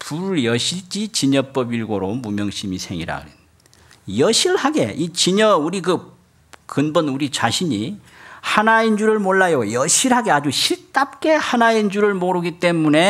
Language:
Korean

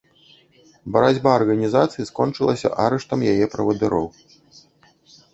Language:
Belarusian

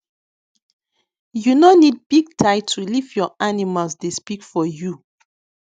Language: Nigerian Pidgin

